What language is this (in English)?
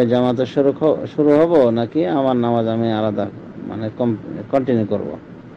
Arabic